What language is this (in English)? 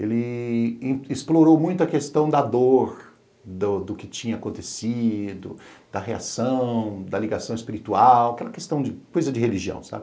Portuguese